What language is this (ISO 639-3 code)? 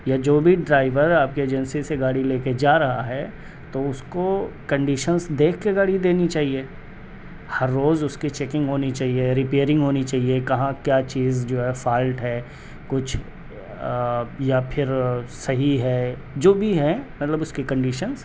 urd